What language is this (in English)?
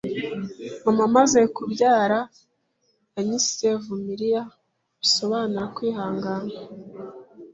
Kinyarwanda